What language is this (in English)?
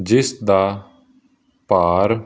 Punjabi